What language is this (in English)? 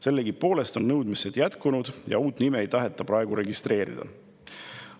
Estonian